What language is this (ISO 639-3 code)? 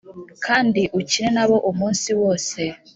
kin